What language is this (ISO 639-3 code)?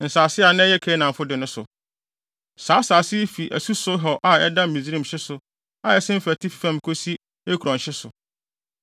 aka